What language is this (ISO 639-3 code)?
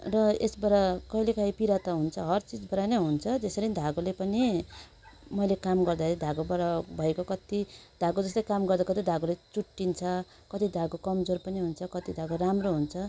nep